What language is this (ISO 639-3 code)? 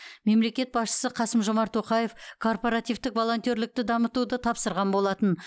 kaz